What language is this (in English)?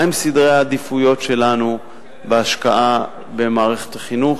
Hebrew